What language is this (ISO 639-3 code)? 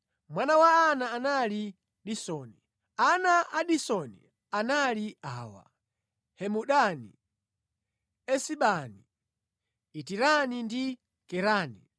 nya